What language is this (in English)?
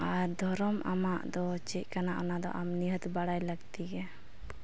Santali